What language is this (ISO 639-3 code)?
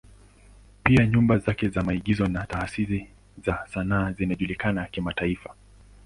swa